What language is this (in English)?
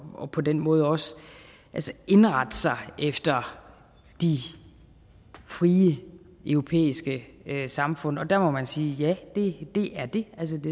Danish